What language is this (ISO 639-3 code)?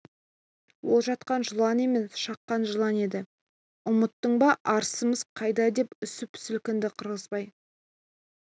kaz